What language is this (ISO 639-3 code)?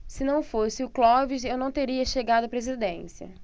por